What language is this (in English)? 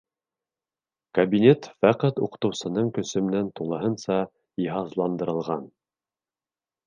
Bashkir